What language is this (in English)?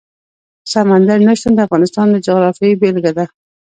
Pashto